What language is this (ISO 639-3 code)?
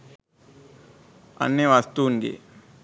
sin